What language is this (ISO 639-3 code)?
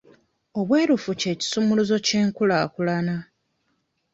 lug